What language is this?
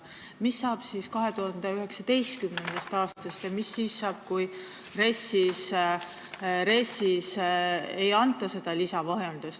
Estonian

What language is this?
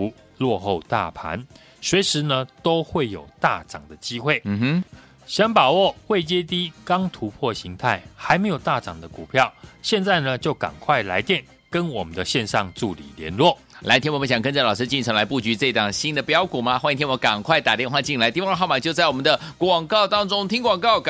Chinese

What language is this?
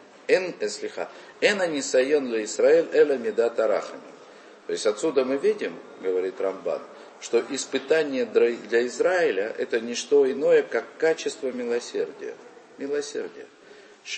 Russian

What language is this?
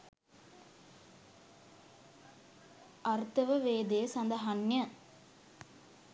Sinhala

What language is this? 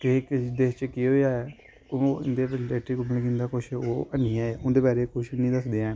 Dogri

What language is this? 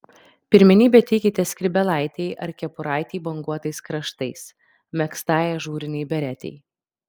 Lithuanian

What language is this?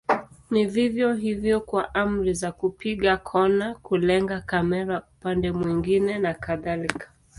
Swahili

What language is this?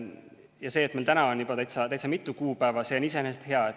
Estonian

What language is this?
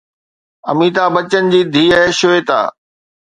Sindhi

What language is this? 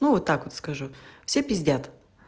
Russian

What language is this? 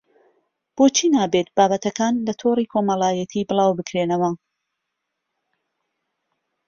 Central Kurdish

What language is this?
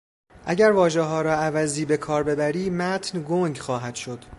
Persian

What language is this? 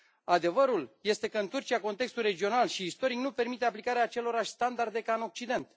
Romanian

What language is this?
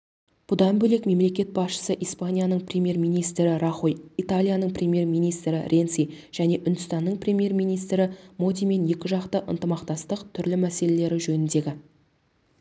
Kazakh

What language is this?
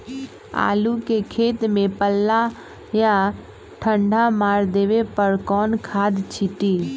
Magahi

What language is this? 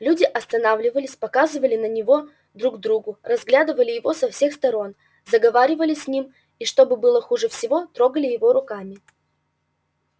Russian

